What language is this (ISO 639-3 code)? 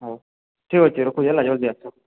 ori